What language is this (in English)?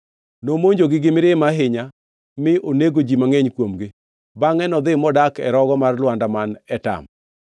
Luo (Kenya and Tanzania)